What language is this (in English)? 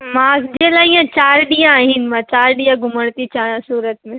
Sindhi